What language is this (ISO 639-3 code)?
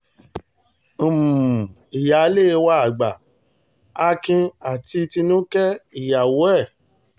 yor